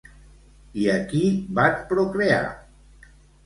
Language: Catalan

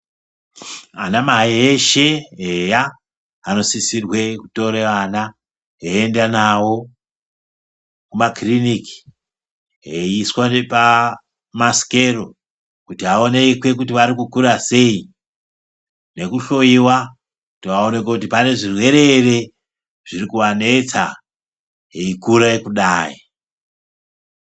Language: Ndau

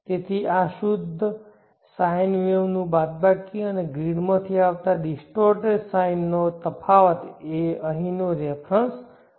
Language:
Gujarati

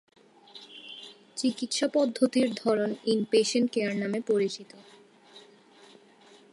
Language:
Bangla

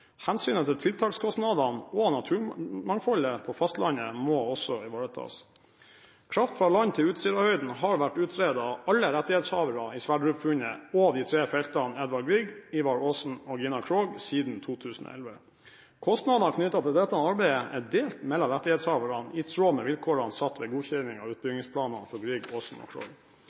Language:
Norwegian Bokmål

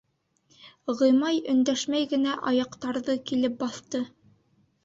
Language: Bashkir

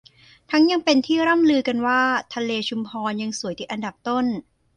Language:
Thai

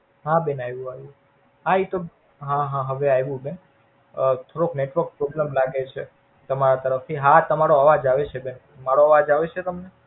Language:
Gujarati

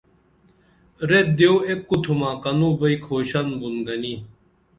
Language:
Dameli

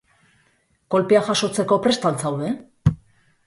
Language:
Basque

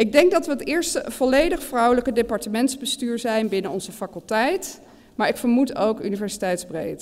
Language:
Dutch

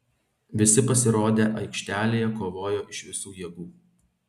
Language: Lithuanian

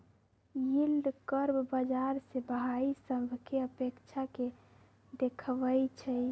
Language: Magahi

